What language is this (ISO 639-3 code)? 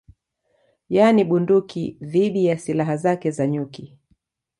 swa